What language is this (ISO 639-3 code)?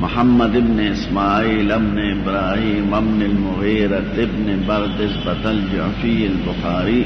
ara